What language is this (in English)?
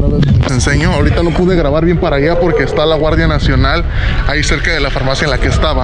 Spanish